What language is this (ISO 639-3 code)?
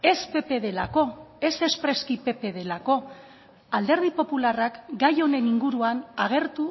eus